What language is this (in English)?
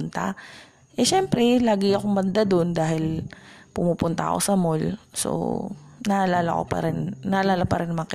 Filipino